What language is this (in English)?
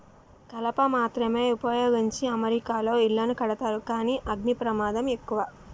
Telugu